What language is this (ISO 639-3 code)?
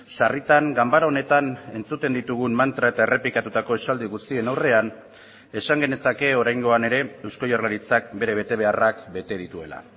eus